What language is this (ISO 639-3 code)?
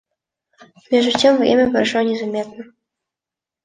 rus